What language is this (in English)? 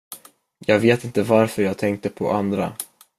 Swedish